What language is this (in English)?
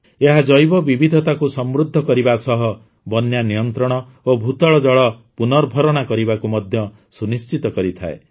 Odia